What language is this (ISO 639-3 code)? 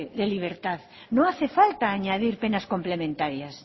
spa